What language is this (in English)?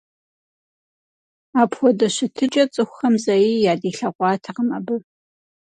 Kabardian